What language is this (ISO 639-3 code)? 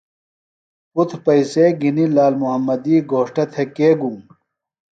phl